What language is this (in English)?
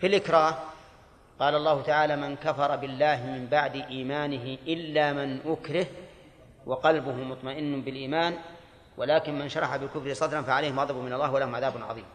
Arabic